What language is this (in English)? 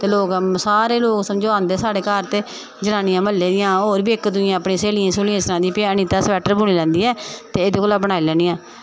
Dogri